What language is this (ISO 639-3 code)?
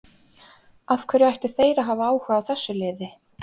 isl